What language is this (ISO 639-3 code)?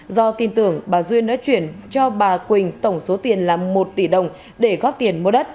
vie